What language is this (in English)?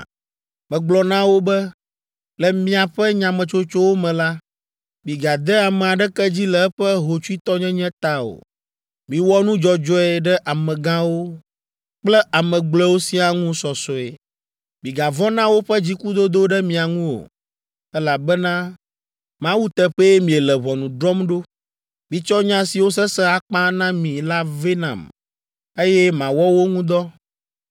Ewe